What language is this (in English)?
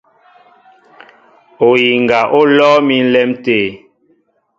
Mbo (Cameroon)